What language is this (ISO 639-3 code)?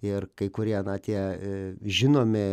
lit